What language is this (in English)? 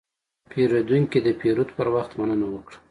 Pashto